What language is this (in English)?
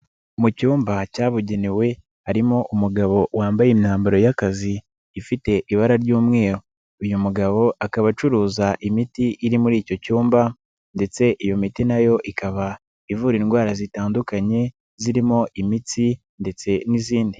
Kinyarwanda